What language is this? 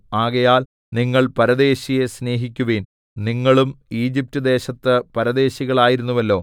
Malayalam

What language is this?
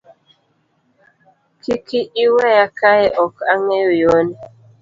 Luo (Kenya and Tanzania)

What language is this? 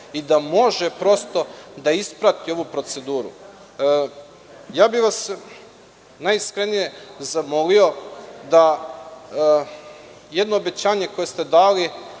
Serbian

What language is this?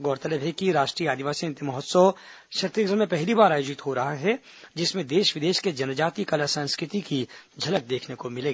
Hindi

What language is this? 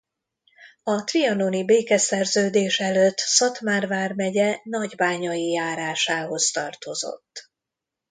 Hungarian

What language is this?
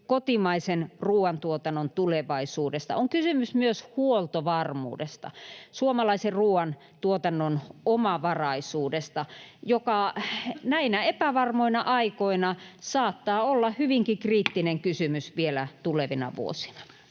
Finnish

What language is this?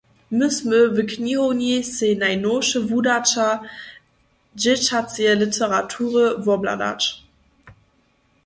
Upper Sorbian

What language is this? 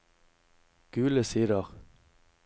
Norwegian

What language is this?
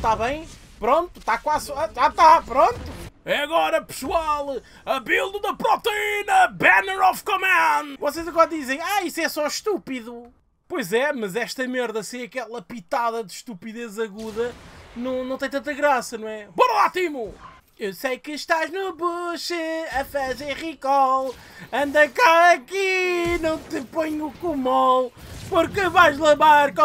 Portuguese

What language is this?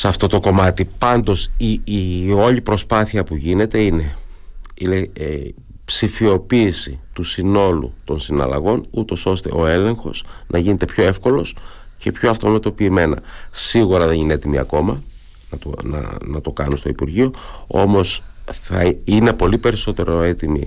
Greek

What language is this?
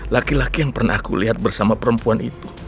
Indonesian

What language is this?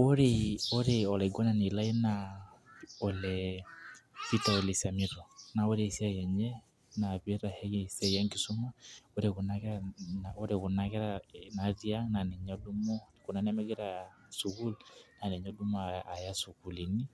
Masai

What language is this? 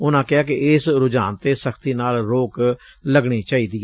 Punjabi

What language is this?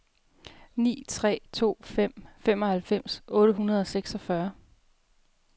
Danish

